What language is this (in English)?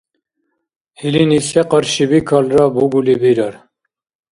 Dargwa